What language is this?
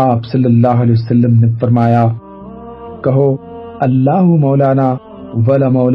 Urdu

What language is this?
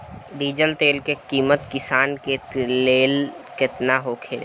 Bhojpuri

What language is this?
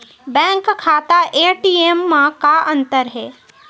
Chhattisgarhi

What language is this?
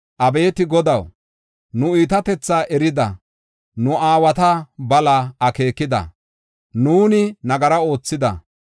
Gofa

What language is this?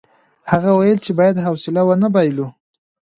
Pashto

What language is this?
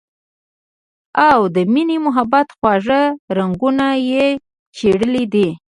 Pashto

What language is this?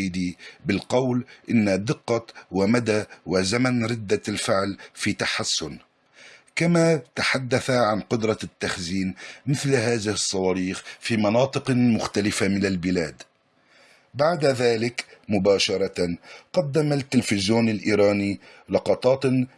Arabic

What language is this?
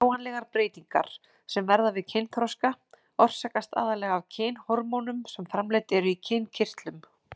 Icelandic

